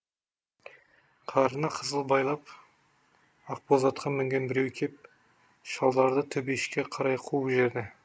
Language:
Kazakh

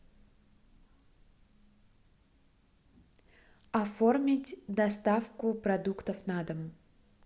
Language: Russian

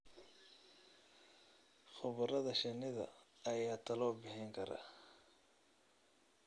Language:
Somali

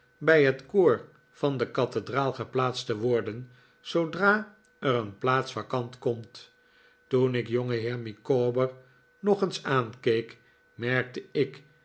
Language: Dutch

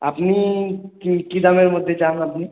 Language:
Bangla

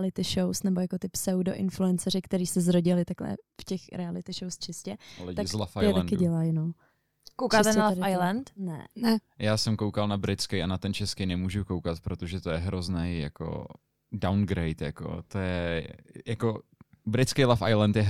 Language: Czech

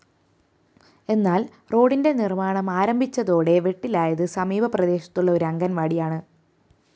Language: Malayalam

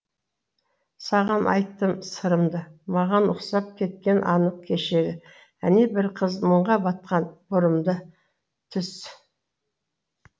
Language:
Kazakh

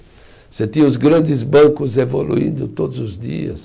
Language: Portuguese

